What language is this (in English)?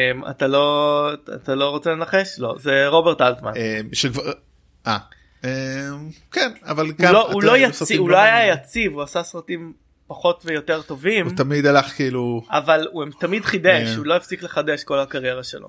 Hebrew